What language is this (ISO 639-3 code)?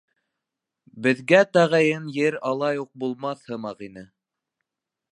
bak